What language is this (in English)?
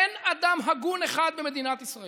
Hebrew